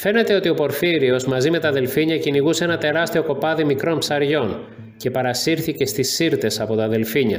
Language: Greek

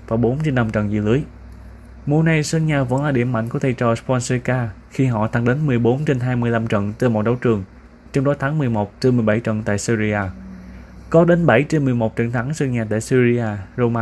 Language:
Vietnamese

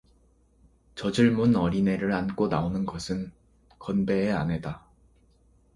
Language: Korean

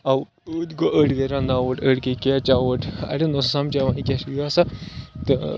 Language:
Kashmiri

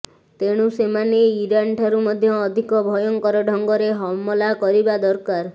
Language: Odia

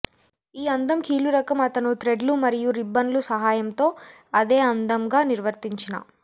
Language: Telugu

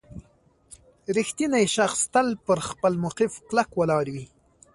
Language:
Pashto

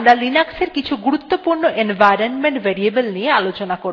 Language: Bangla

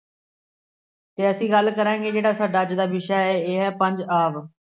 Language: Punjabi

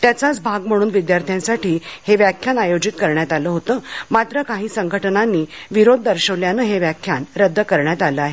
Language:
Marathi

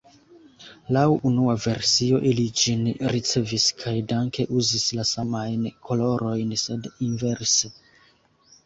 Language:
Esperanto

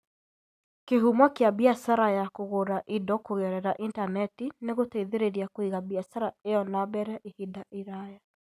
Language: Kikuyu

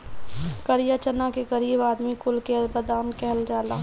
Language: Bhojpuri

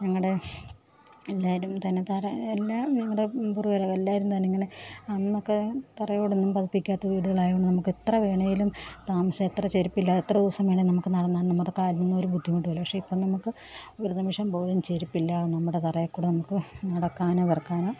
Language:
Malayalam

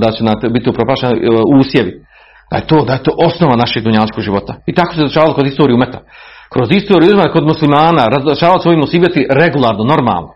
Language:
Croatian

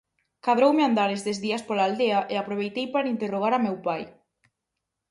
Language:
Galician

